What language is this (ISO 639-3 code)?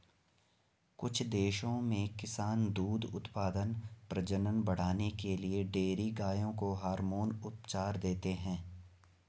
hin